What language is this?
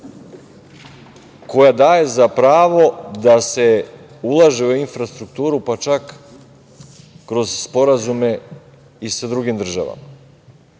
Serbian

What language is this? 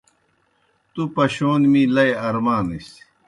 Kohistani Shina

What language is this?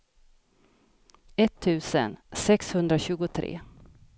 Swedish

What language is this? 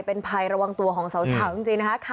Thai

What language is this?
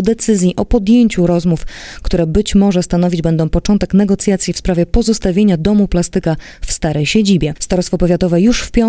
Polish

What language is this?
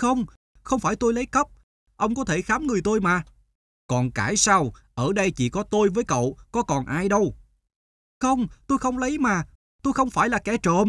Vietnamese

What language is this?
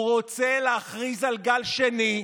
Hebrew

